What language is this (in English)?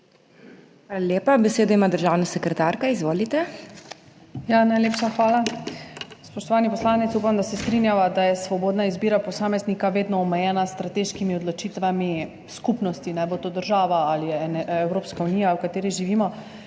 Slovenian